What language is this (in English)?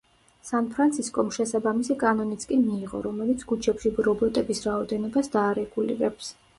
Georgian